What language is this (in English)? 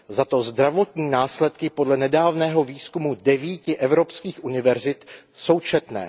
Czech